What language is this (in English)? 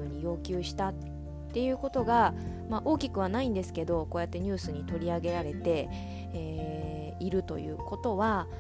Japanese